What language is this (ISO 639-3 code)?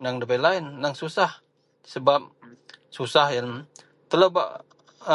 mel